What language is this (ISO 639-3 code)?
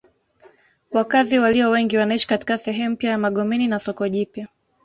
swa